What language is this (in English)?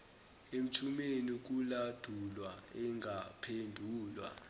Zulu